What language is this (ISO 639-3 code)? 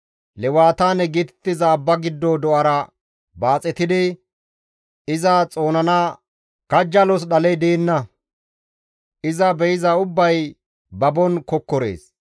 gmv